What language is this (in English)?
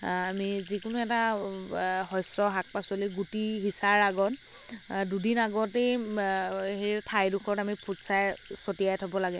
Assamese